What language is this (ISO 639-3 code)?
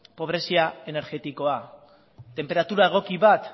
eus